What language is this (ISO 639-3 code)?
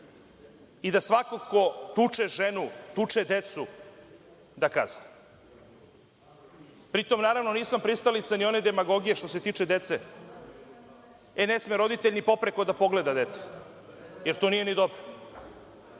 srp